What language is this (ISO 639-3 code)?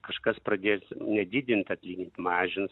lit